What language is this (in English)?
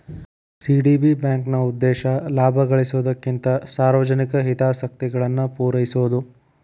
Kannada